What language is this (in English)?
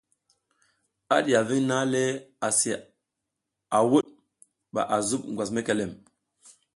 South Giziga